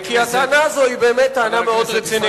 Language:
Hebrew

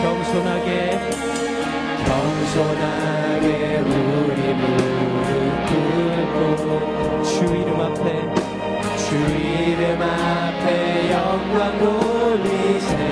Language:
Korean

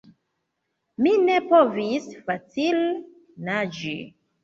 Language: Esperanto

